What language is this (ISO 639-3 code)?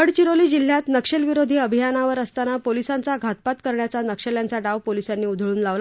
mar